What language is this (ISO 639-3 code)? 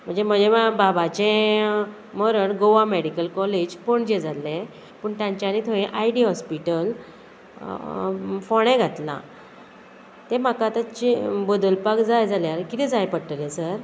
kok